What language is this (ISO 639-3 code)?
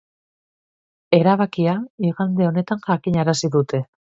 eus